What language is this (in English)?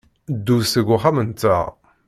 Kabyle